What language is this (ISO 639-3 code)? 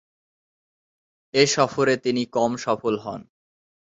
ben